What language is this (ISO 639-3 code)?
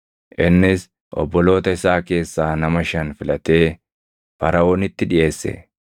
orm